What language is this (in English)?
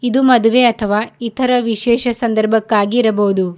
Kannada